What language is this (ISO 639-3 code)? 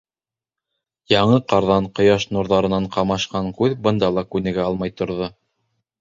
bak